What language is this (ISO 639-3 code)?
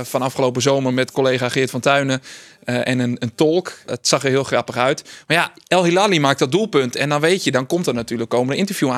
nld